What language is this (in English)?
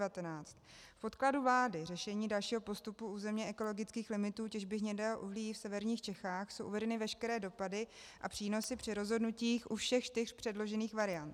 Czech